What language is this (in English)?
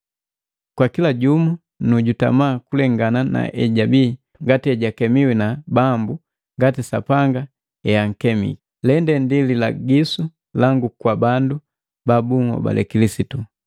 Matengo